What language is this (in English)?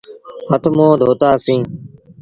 Sindhi Bhil